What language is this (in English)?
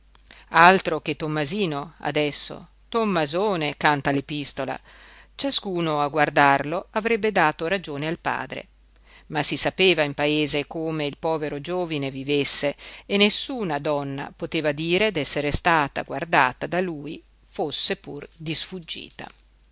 Italian